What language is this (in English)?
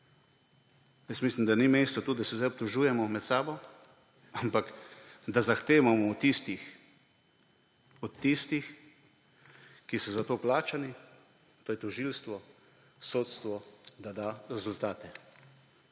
Slovenian